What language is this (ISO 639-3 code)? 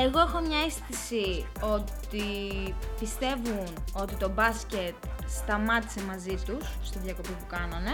ell